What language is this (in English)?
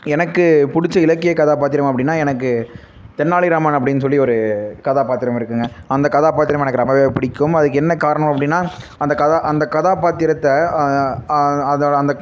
Tamil